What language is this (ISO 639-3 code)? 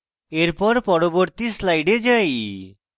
ben